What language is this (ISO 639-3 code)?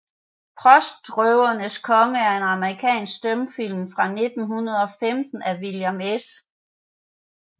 dan